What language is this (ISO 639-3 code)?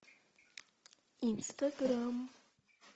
rus